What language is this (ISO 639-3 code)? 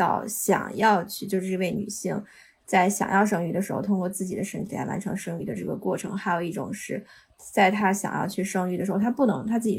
zho